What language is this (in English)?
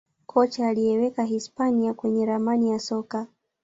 Swahili